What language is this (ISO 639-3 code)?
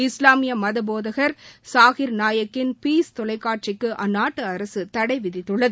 tam